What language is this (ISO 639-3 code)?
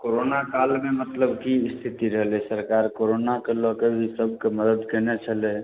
mai